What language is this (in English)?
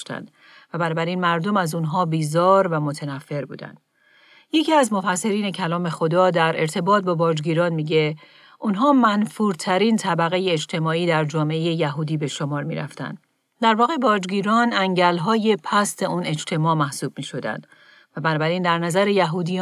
Persian